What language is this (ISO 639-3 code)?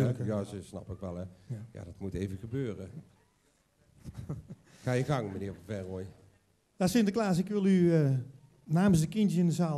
nld